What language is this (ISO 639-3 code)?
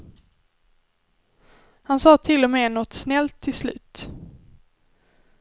swe